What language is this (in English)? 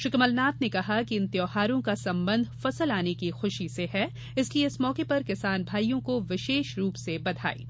Hindi